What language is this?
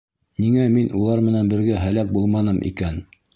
Bashkir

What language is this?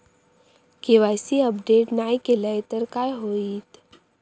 Marathi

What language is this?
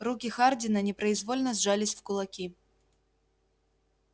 Russian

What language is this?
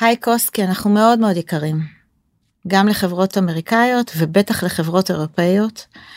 Hebrew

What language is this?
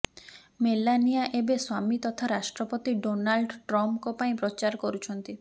Odia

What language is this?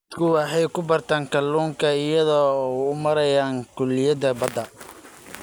Somali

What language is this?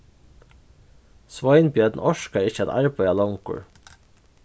Faroese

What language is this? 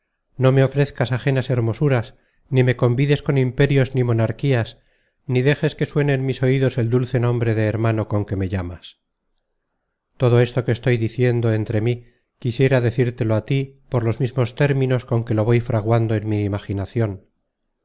Spanish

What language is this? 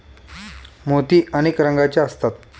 Marathi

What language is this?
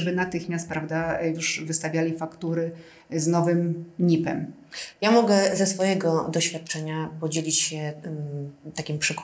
Polish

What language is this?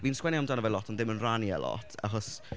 Welsh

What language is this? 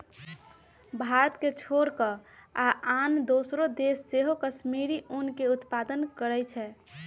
Magahi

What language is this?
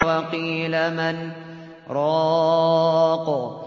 Arabic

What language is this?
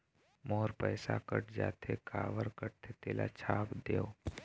Chhattisgarhi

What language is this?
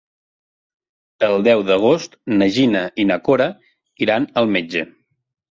Catalan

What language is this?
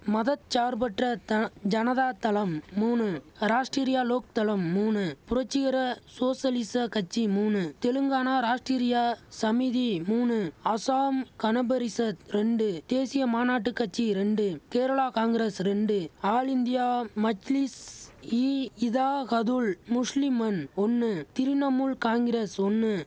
Tamil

